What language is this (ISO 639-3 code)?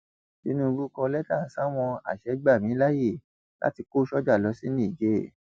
yor